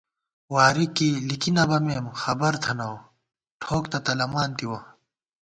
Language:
Gawar-Bati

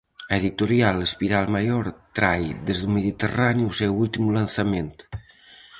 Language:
Galician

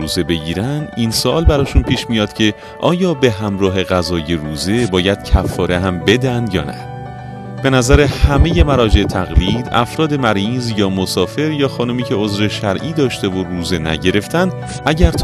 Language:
Persian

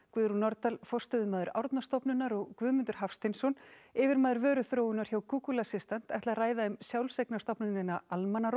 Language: Icelandic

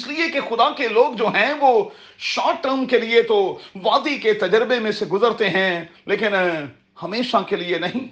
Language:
Urdu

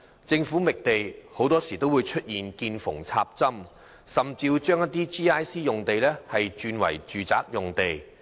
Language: Cantonese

